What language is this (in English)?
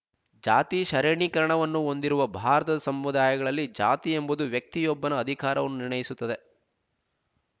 Kannada